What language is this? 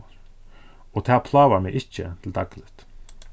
Faroese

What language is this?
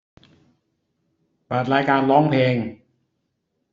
Thai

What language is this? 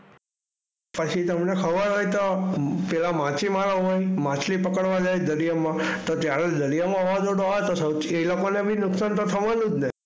Gujarati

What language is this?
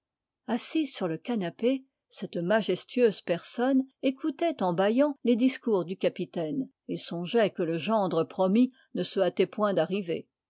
French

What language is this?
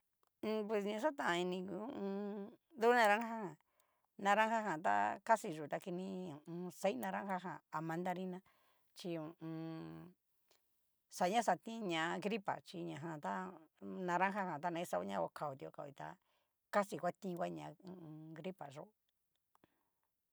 Cacaloxtepec Mixtec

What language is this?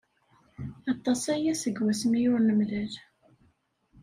Kabyle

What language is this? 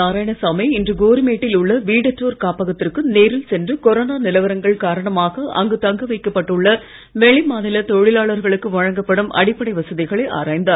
Tamil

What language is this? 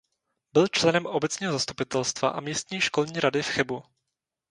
Czech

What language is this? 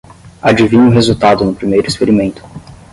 Portuguese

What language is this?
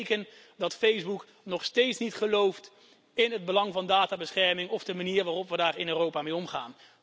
Dutch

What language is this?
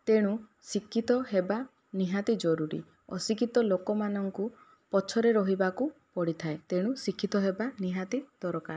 Odia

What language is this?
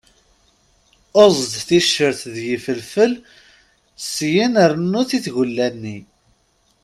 Kabyle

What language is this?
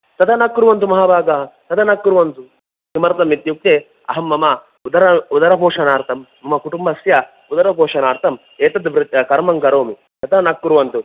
Sanskrit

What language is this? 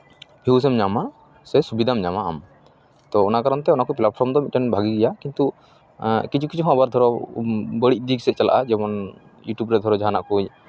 Santali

